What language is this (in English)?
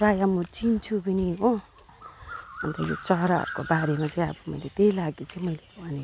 Nepali